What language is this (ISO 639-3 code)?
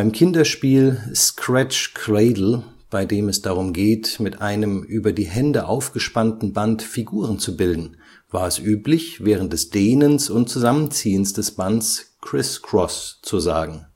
deu